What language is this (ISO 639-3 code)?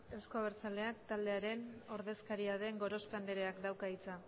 eus